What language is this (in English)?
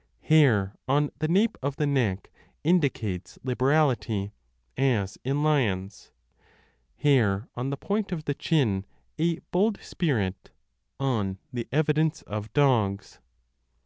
English